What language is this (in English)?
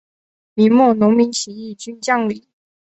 Chinese